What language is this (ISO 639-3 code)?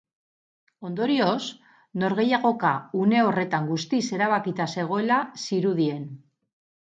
eus